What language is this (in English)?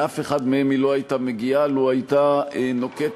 Hebrew